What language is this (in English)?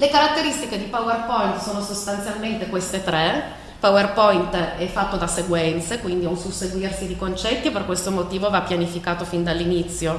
Italian